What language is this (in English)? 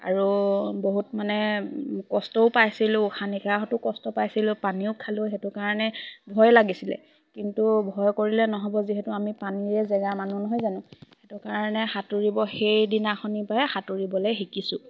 Assamese